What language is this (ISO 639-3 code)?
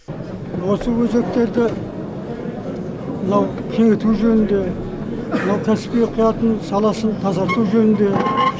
kaz